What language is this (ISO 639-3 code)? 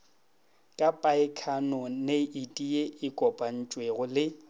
nso